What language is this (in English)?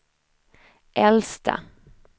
Swedish